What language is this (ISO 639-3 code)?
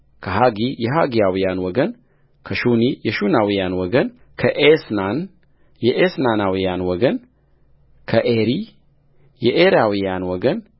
amh